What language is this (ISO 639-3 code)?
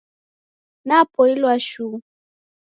dav